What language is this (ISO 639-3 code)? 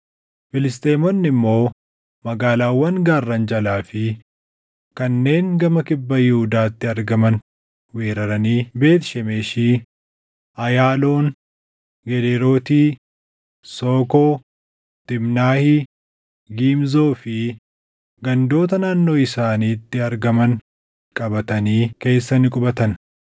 orm